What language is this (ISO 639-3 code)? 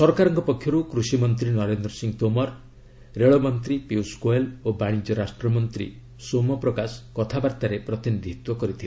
ori